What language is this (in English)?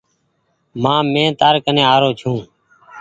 Goaria